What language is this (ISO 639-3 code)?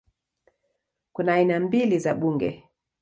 swa